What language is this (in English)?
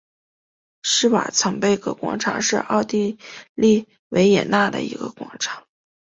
Chinese